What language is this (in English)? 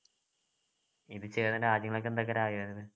Malayalam